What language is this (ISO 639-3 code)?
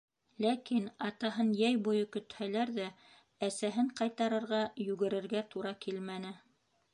bak